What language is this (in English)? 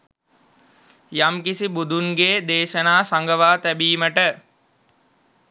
Sinhala